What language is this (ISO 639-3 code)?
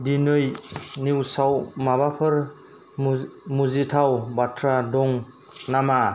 brx